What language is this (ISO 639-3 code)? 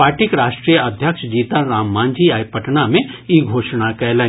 mai